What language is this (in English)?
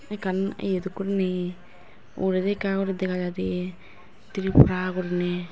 Chakma